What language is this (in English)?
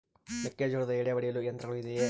Kannada